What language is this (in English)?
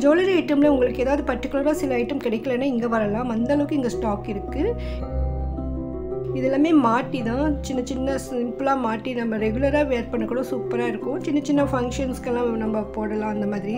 Tamil